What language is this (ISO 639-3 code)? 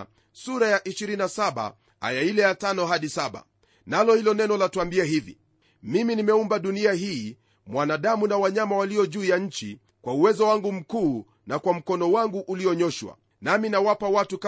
swa